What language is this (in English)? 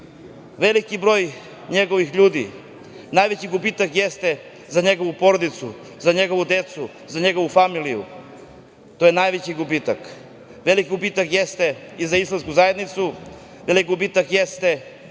Serbian